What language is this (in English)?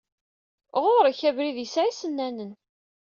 Kabyle